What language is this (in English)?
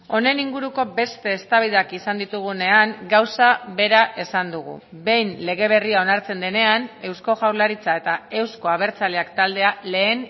Basque